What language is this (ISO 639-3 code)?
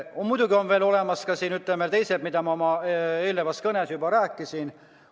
est